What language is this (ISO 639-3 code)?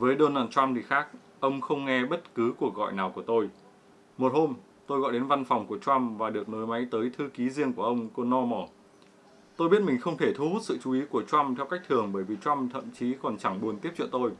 vie